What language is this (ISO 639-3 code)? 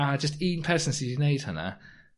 cym